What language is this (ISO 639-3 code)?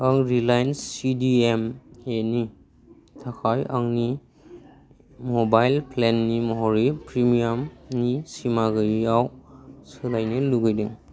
brx